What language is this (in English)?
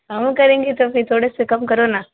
Hindi